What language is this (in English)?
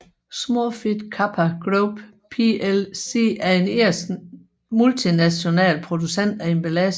Danish